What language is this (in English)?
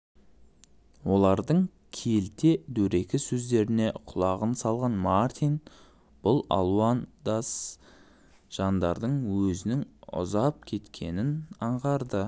Kazakh